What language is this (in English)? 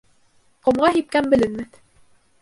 Bashkir